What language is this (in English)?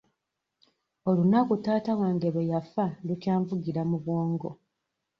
Ganda